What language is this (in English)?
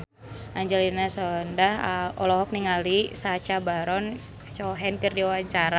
Sundanese